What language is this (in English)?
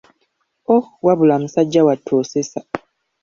Ganda